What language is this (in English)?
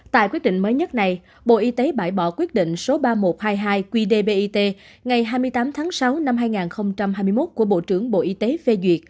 Vietnamese